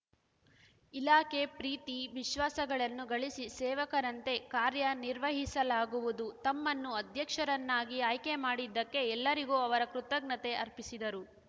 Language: Kannada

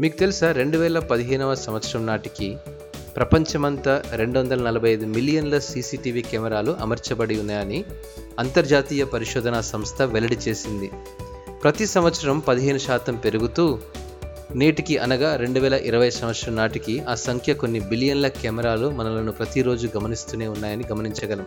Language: Telugu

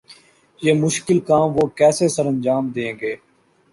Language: Urdu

